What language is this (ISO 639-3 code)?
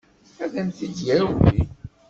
kab